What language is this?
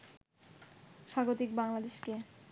Bangla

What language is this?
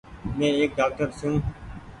Goaria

